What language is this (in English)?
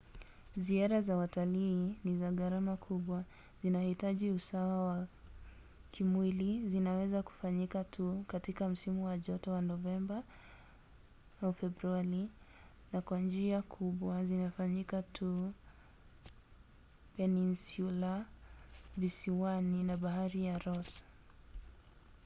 Swahili